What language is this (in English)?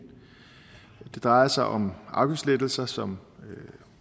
Danish